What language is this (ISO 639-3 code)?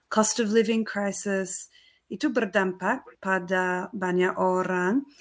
ind